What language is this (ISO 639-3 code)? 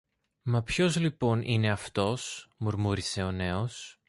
ell